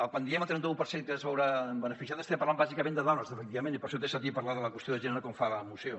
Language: Catalan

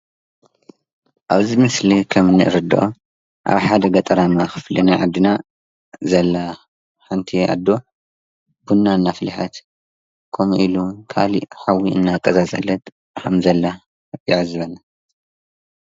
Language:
Tigrinya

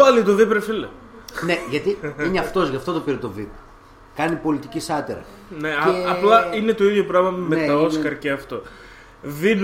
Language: Greek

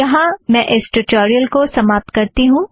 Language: Hindi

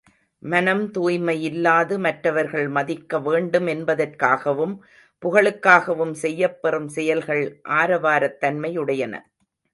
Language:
Tamil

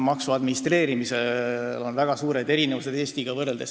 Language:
Estonian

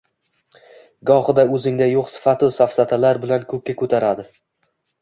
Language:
Uzbek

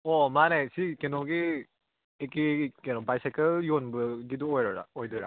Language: Manipuri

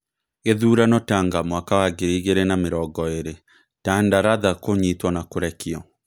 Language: Kikuyu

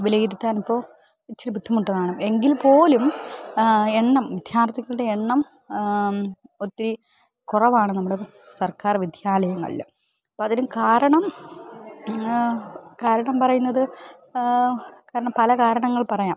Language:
Malayalam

